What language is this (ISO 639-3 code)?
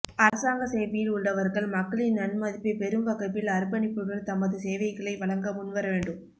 tam